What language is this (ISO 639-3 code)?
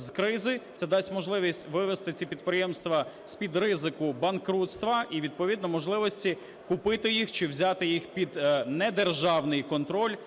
ukr